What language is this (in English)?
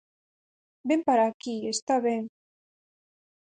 Galician